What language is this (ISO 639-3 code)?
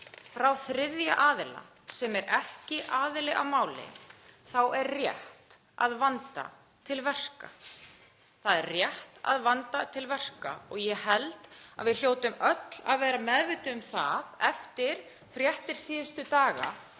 isl